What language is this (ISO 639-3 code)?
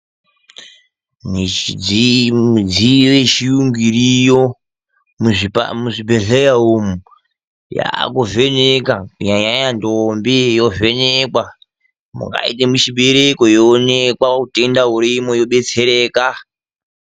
ndc